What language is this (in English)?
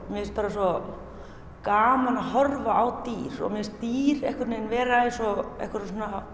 Icelandic